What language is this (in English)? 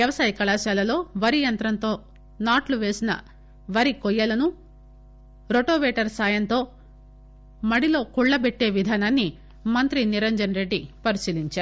Telugu